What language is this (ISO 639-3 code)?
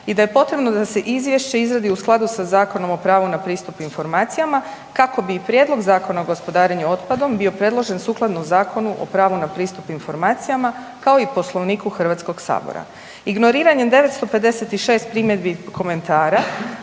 hrv